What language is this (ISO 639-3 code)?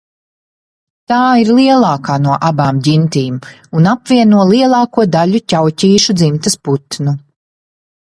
lav